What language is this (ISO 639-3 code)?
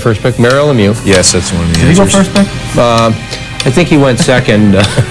eng